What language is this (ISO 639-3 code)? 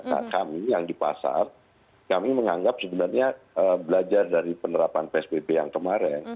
ind